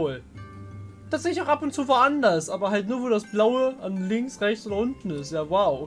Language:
German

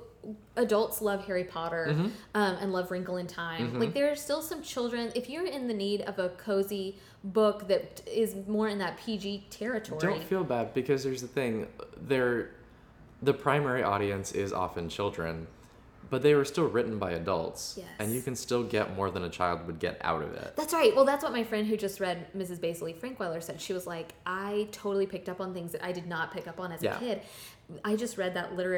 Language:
English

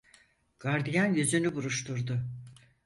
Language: Turkish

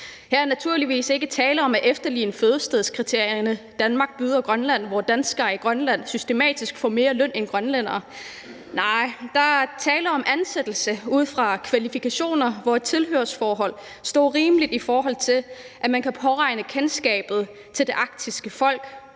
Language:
Danish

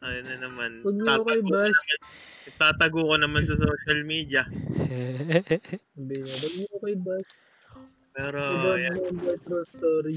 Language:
Filipino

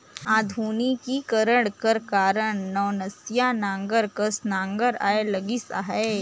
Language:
Chhattisgarhi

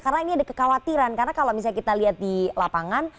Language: Indonesian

